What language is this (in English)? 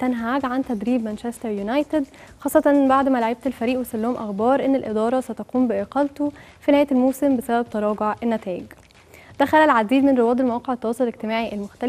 Arabic